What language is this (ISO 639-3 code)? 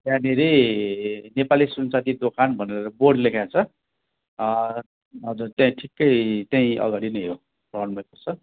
nep